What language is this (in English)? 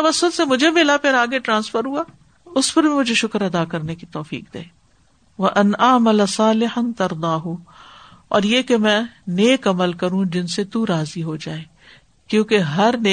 Urdu